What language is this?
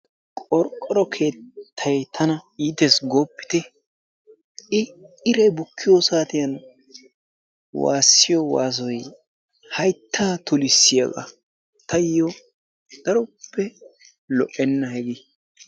Wolaytta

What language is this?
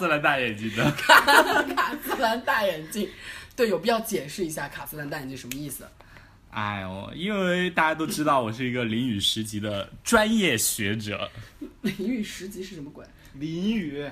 Chinese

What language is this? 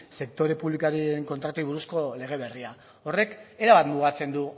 Basque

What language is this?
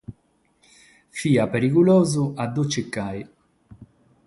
Sardinian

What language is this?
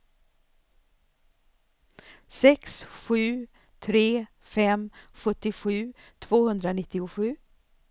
Swedish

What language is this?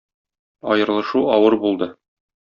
Tatar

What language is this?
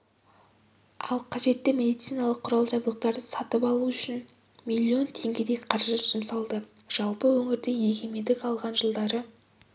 Kazakh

